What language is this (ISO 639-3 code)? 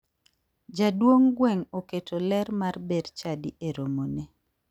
luo